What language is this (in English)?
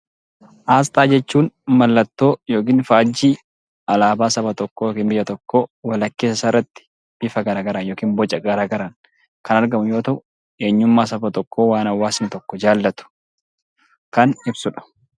Oromo